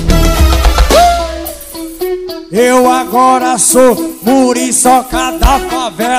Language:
Portuguese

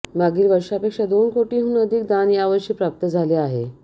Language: Marathi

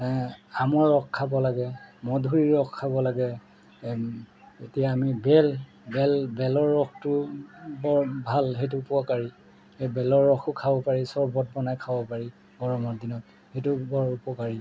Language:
Assamese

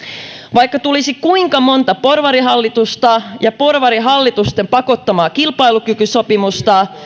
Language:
Finnish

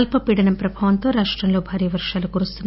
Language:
Telugu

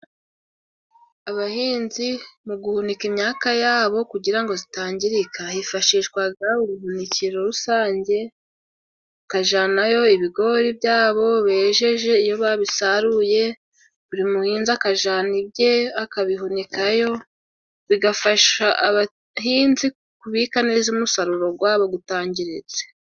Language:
Kinyarwanda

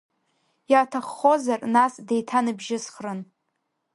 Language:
Abkhazian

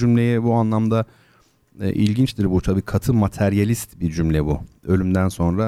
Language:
Turkish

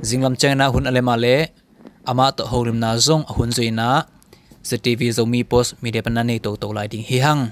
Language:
Thai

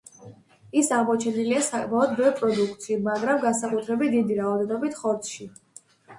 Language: Georgian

